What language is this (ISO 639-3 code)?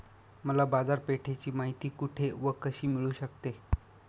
mar